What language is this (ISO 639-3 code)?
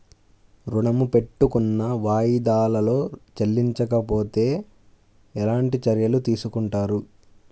tel